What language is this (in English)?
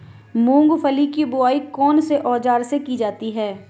Hindi